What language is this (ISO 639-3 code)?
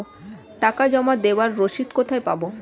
ben